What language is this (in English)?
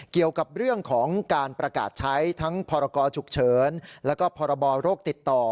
Thai